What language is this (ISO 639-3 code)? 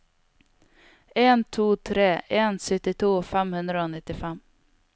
nor